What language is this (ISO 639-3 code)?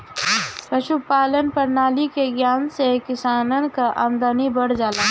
bho